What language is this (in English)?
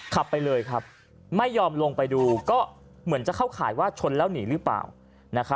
Thai